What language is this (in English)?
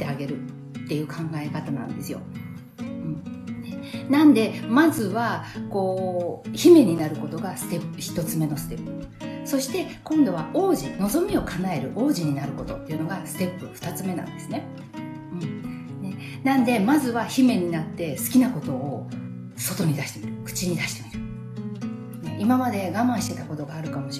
Japanese